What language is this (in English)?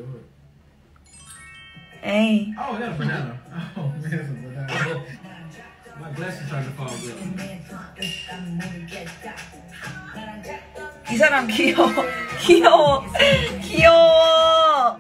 Korean